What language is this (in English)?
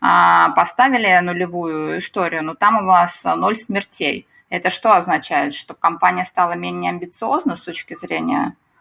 Russian